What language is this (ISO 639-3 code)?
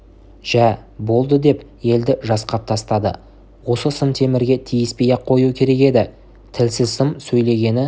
kaz